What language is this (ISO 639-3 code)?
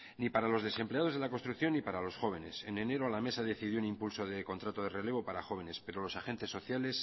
spa